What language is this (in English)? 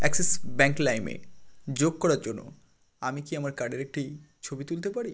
Bangla